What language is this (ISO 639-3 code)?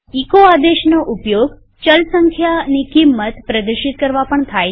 guj